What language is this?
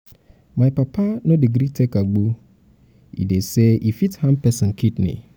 Nigerian Pidgin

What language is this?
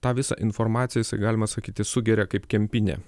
Lithuanian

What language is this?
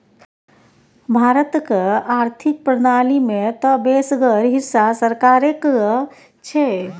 Maithili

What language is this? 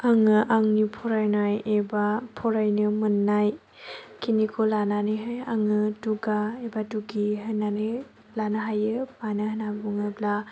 Bodo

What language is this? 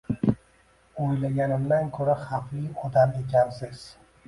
Uzbek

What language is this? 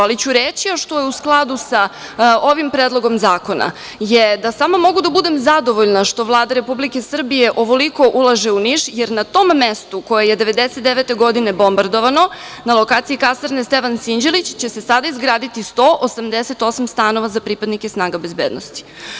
Serbian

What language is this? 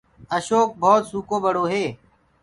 Gurgula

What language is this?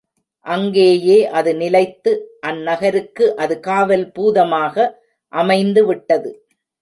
Tamil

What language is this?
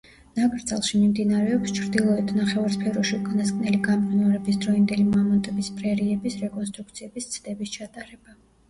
Georgian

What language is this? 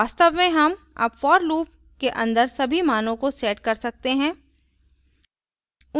Hindi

